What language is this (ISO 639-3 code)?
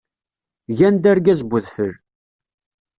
kab